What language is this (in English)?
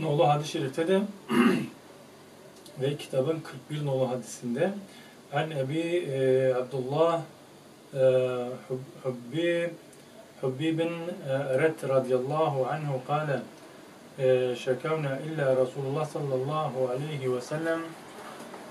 Turkish